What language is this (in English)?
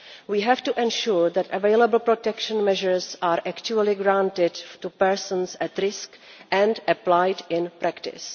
English